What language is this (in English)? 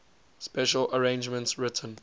English